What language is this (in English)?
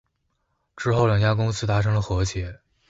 Chinese